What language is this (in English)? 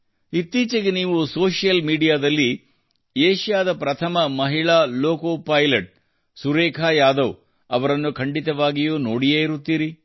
Kannada